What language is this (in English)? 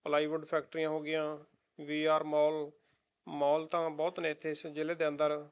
Punjabi